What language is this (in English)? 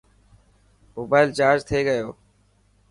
Dhatki